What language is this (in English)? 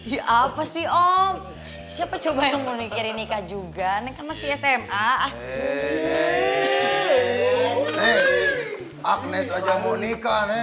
Indonesian